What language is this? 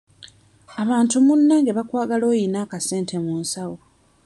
Ganda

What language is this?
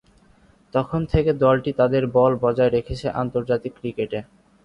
Bangla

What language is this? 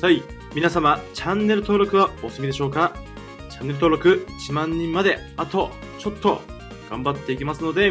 Japanese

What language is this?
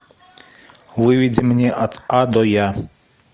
Russian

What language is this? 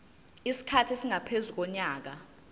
Zulu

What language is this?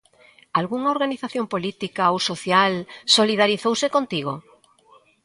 Galician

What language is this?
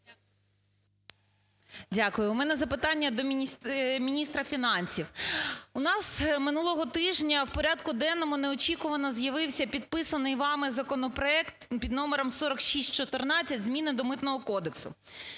Ukrainian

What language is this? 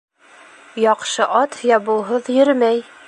Bashkir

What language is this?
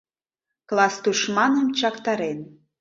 Mari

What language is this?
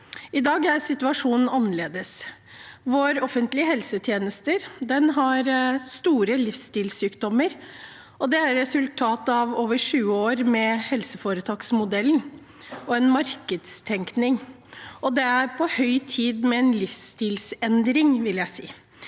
Norwegian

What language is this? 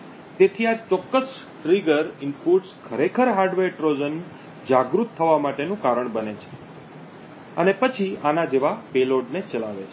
Gujarati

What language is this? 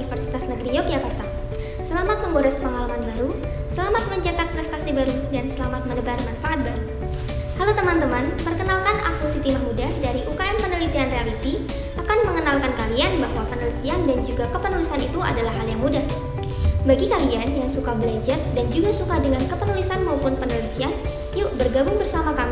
Indonesian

